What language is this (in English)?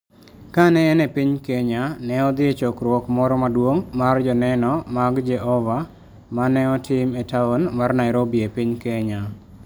Luo (Kenya and Tanzania)